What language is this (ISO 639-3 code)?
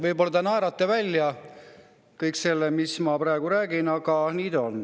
est